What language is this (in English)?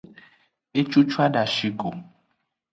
Aja (Benin)